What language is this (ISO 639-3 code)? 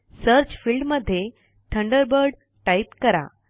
mar